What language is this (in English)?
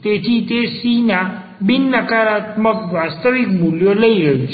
Gujarati